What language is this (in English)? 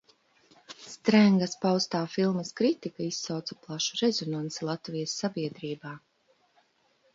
Latvian